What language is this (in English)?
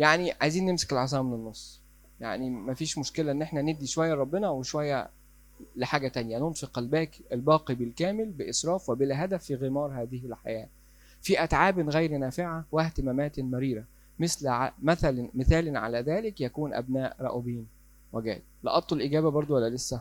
Arabic